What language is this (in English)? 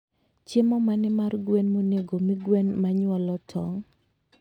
Luo (Kenya and Tanzania)